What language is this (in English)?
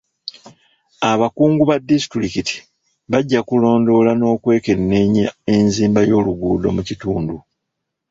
Ganda